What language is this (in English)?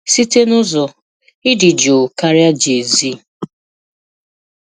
Igbo